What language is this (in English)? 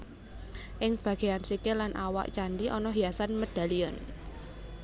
Javanese